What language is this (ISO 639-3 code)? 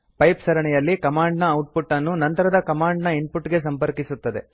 kan